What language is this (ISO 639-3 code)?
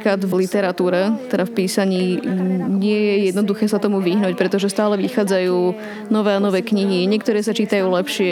slk